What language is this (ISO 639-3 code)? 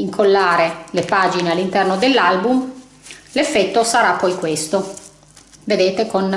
ita